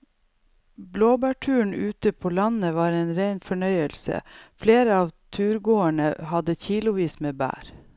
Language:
Norwegian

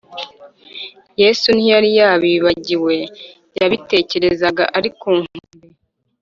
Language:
Kinyarwanda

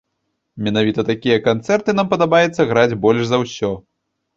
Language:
Belarusian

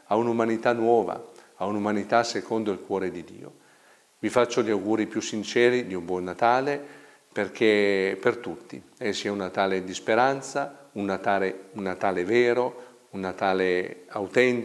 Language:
Italian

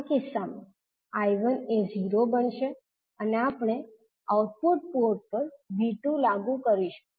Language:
Gujarati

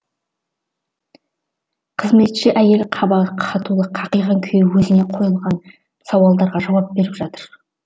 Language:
Kazakh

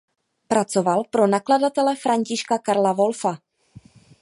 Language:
Czech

